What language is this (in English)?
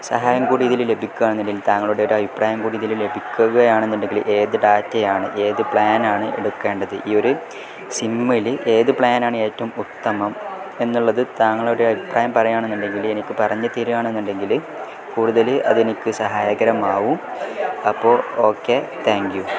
Malayalam